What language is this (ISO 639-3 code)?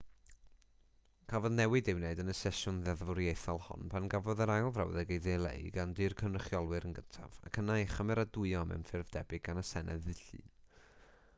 cym